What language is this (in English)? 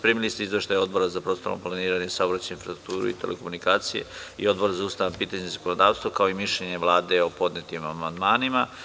Serbian